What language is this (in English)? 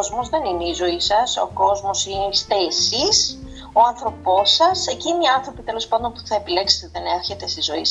Greek